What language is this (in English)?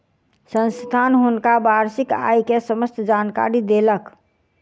Maithili